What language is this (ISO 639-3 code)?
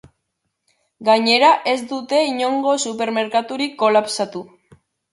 eus